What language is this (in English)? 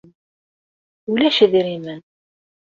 Kabyle